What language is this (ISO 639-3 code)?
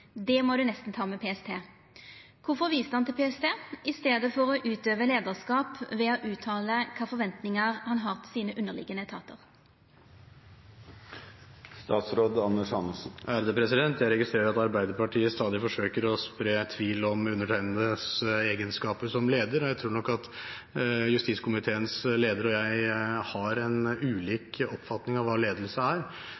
nor